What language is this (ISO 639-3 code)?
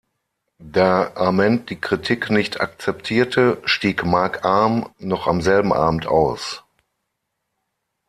deu